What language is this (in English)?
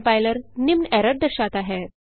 Hindi